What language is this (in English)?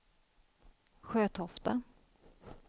Swedish